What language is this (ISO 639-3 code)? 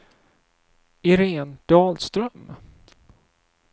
swe